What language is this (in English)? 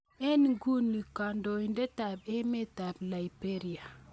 Kalenjin